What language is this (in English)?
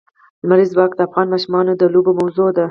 Pashto